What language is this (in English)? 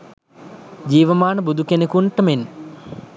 Sinhala